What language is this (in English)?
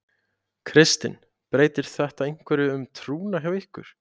Icelandic